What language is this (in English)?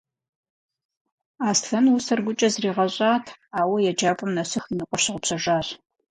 Kabardian